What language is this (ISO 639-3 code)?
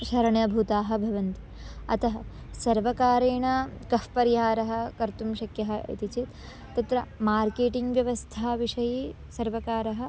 san